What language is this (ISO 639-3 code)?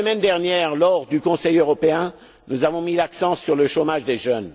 fra